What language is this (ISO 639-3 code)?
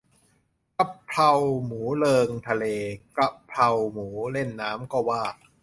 tha